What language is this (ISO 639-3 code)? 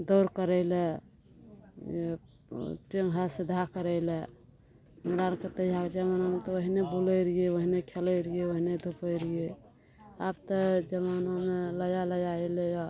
mai